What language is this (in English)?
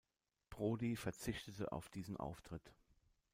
German